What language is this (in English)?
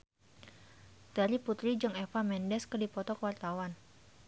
Sundanese